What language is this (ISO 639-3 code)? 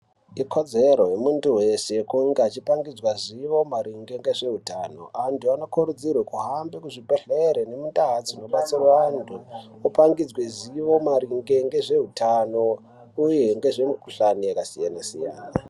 ndc